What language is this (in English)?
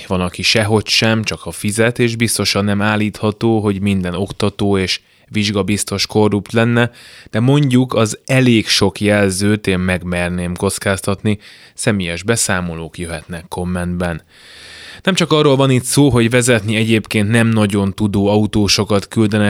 Hungarian